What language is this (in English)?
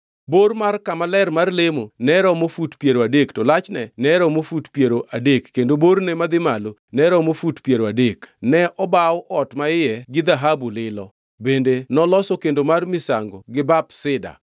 Luo (Kenya and Tanzania)